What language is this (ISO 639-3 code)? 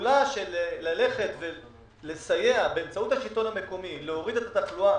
heb